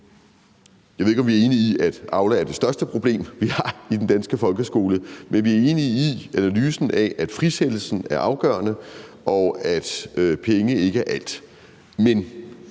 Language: Danish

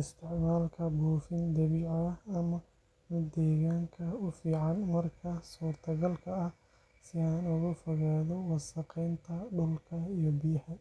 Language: Somali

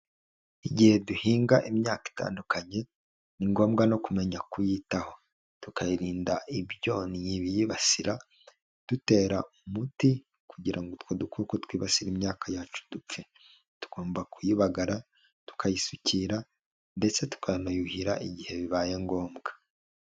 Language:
Kinyarwanda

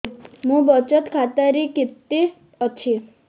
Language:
Odia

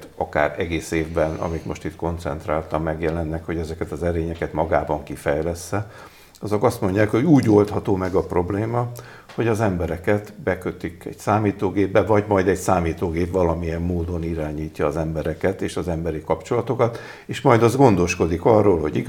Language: Hungarian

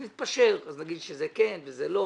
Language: Hebrew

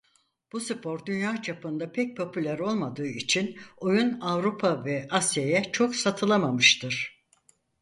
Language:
Turkish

